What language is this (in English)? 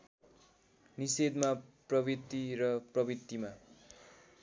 Nepali